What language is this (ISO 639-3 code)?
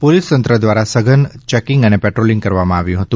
guj